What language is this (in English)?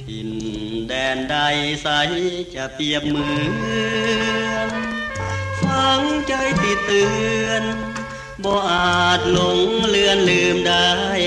Thai